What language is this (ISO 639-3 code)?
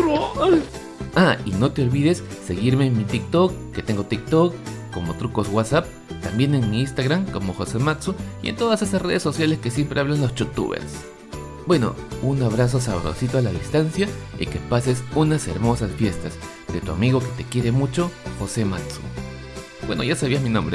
spa